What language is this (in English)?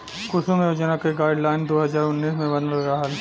Bhojpuri